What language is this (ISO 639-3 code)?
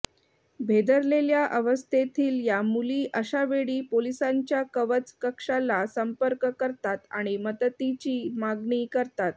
mar